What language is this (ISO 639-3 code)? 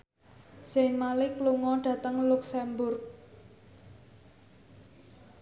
jav